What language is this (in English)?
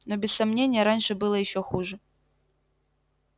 Russian